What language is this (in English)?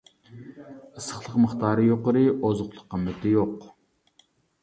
Uyghur